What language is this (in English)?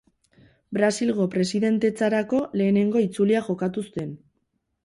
Basque